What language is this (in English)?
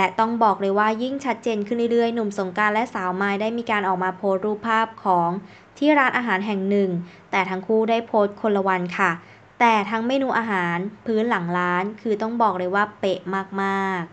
Thai